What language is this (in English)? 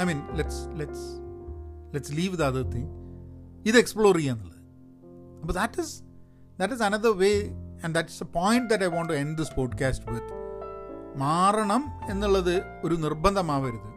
Malayalam